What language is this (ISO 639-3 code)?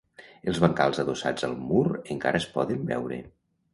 cat